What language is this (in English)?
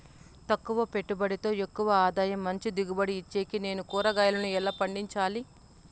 Telugu